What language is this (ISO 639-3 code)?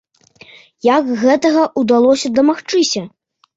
bel